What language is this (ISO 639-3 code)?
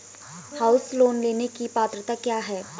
hin